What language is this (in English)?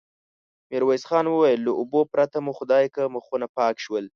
Pashto